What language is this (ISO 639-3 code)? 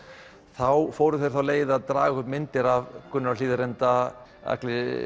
isl